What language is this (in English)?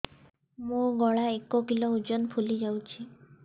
Odia